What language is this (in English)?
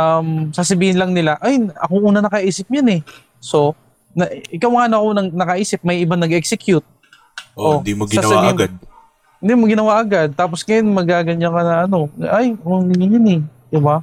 Filipino